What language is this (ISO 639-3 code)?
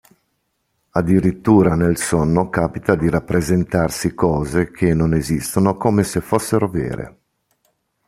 ita